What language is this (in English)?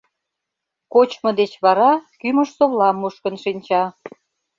Mari